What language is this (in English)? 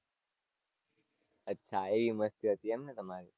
Gujarati